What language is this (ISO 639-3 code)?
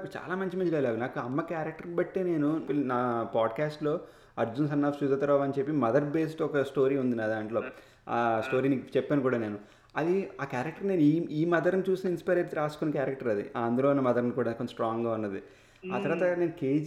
tel